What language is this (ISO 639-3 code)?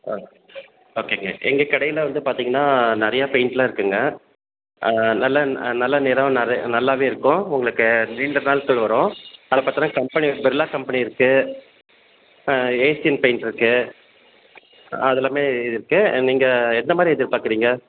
tam